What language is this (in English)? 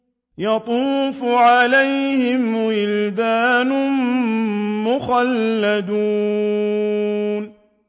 Arabic